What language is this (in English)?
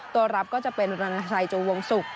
Thai